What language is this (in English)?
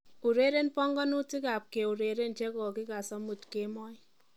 Kalenjin